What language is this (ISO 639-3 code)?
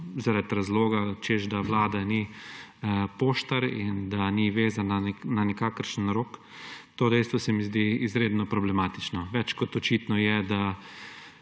slv